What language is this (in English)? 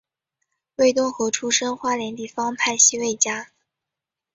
Chinese